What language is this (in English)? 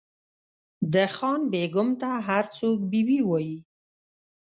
Pashto